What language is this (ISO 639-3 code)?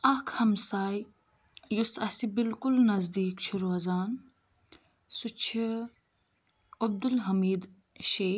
kas